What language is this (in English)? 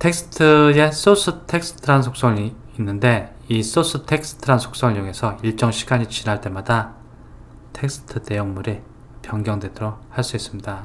Korean